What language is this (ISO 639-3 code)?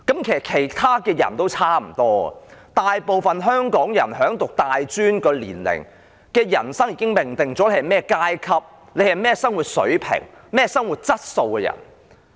yue